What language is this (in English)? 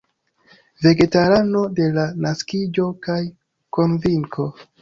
Esperanto